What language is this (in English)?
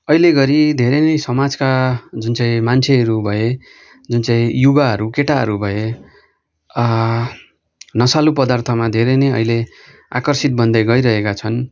Nepali